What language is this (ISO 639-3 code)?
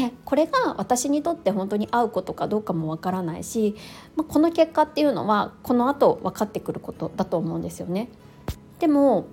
jpn